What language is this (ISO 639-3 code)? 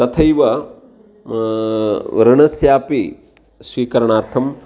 san